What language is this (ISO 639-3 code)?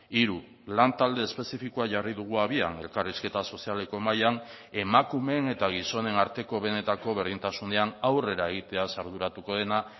eus